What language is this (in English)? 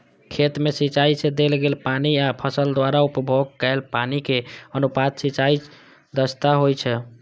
Maithili